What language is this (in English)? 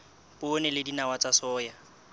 Southern Sotho